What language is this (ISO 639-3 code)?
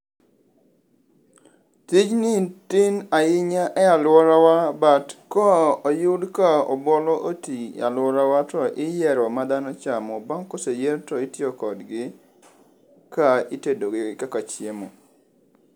luo